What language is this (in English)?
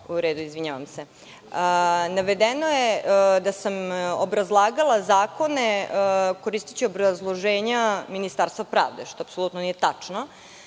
Serbian